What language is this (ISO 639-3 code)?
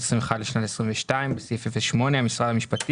heb